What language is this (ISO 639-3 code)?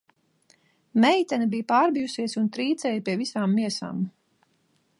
lav